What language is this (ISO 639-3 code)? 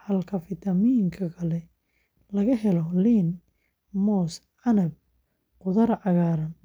som